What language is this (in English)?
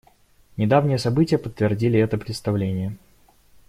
Russian